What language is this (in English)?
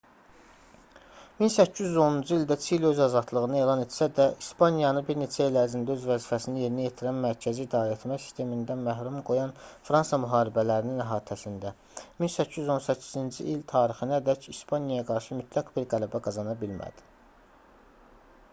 Azerbaijani